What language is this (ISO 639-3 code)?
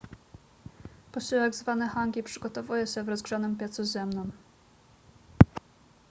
pol